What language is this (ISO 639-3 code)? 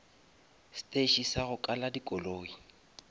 nso